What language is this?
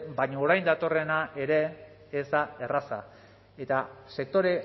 Basque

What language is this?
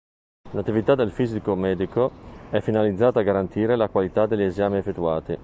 Italian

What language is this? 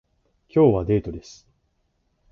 Japanese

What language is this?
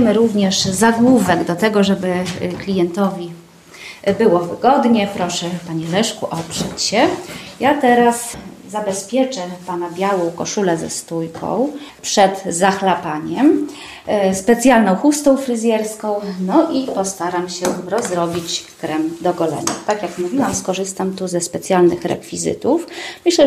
Polish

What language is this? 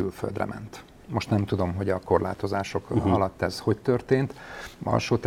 Hungarian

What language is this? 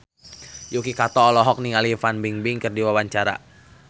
Sundanese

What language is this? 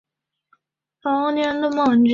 Chinese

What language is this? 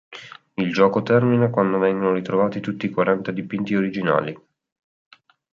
Italian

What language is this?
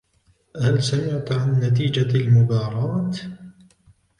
Arabic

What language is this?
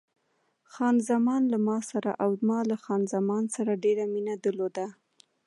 Pashto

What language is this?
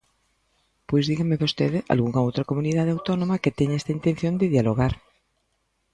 Galician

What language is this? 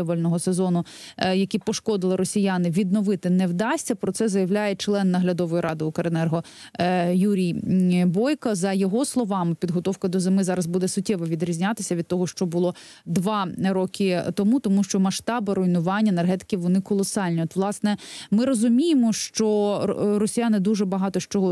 Ukrainian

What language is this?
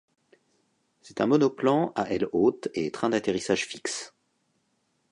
French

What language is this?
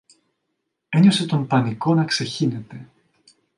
Greek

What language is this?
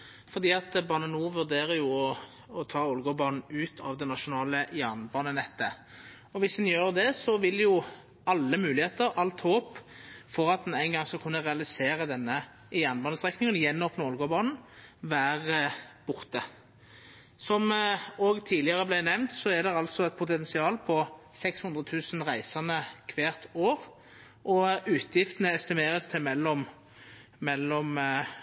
Norwegian Nynorsk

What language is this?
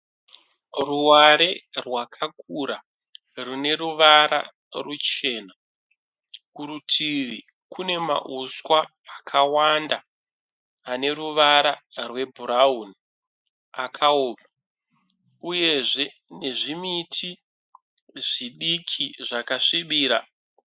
Shona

